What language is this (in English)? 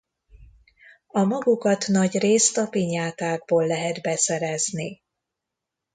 Hungarian